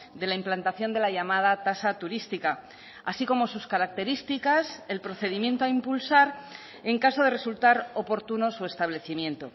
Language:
Spanish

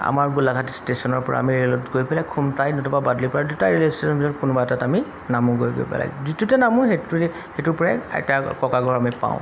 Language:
Assamese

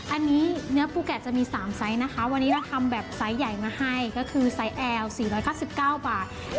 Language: Thai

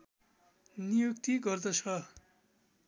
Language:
Nepali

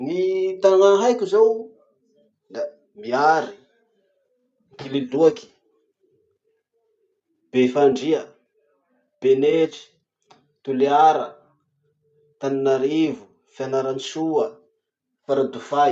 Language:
Masikoro Malagasy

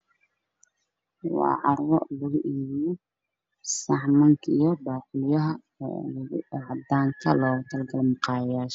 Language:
Somali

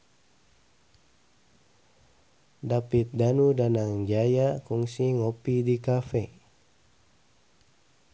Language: Sundanese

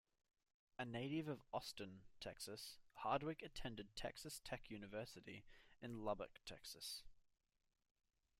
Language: English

